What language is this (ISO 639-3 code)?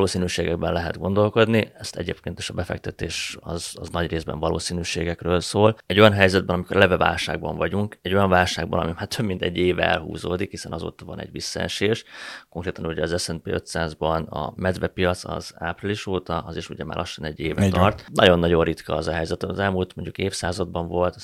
hun